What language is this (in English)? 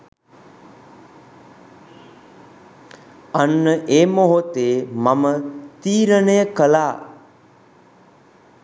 Sinhala